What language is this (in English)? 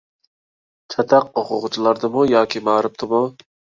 Uyghur